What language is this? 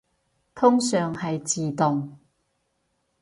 Cantonese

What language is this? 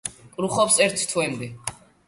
Georgian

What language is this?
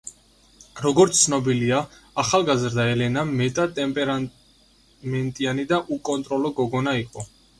Georgian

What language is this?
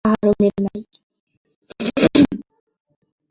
Bangla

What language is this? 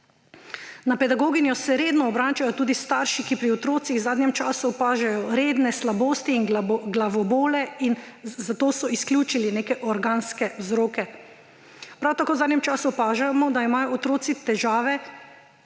Slovenian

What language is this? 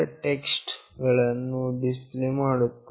Kannada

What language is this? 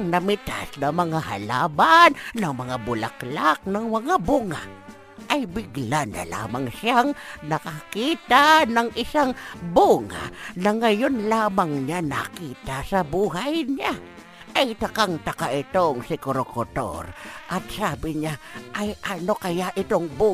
Filipino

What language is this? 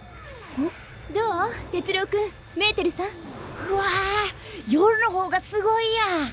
Japanese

